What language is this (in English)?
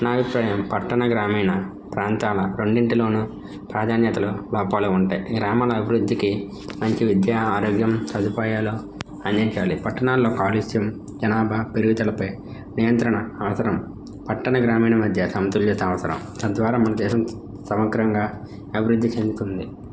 Telugu